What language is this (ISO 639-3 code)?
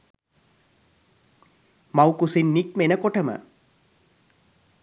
sin